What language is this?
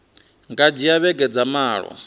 Venda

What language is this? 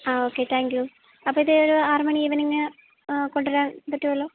Malayalam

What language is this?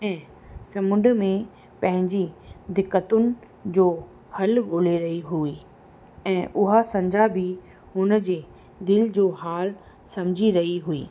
Sindhi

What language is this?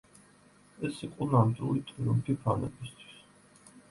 Georgian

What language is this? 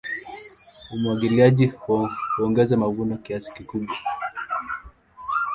Swahili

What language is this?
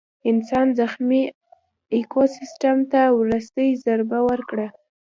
Pashto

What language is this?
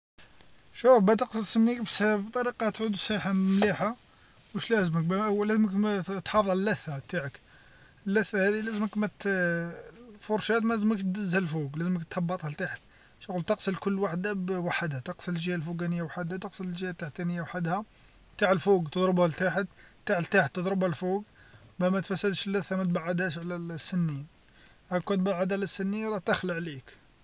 Algerian Arabic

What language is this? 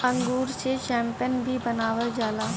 Bhojpuri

